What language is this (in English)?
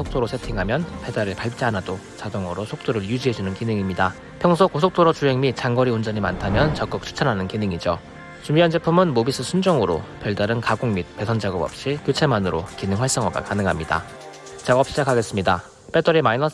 Korean